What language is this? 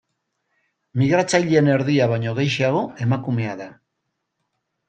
Basque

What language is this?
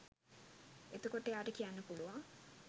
Sinhala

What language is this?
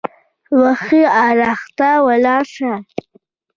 Pashto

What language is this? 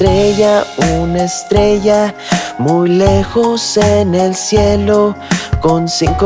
Spanish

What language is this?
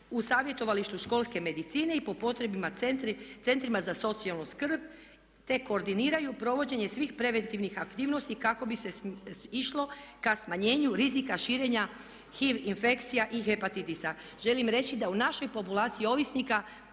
Croatian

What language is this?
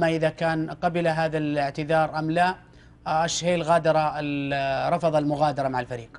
Arabic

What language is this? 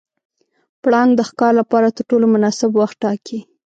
Pashto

